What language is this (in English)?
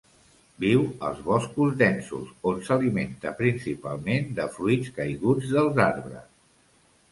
Catalan